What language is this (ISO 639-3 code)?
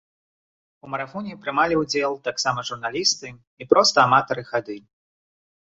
bel